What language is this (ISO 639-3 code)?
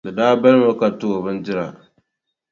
dag